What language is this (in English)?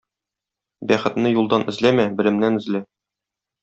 Tatar